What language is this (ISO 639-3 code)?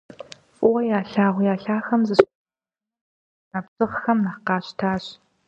kbd